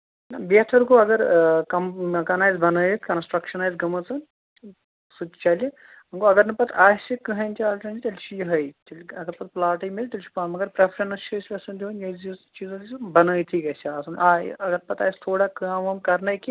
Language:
Kashmiri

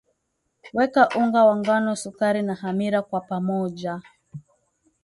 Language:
Swahili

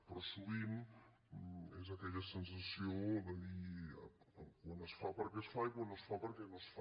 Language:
Catalan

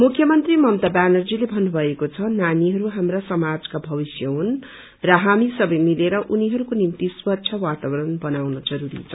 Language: Nepali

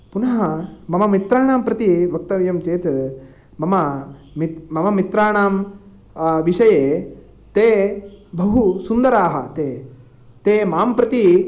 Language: Sanskrit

